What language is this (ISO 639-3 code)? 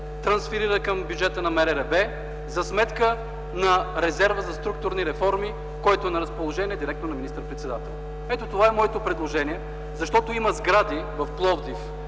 bul